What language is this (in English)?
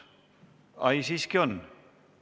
Estonian